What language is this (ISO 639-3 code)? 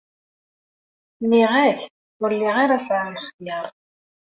kab